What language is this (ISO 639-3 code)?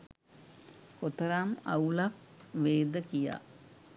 sin